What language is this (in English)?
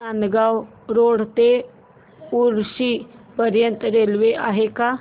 Marathi